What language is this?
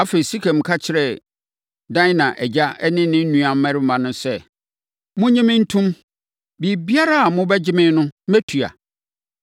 Akan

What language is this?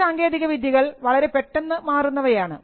Malayalam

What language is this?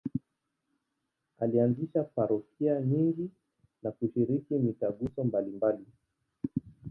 Swahili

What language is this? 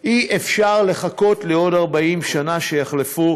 Hebrew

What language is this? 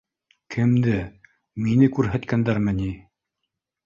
Bashkir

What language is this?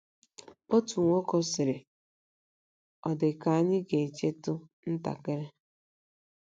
Igbo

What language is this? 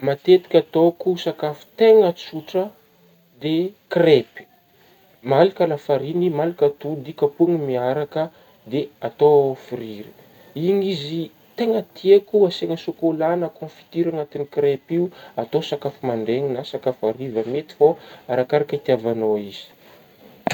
Northern Betsimisaraka Malagasy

